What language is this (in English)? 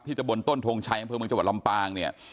Thai